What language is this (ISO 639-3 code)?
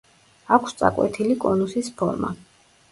kat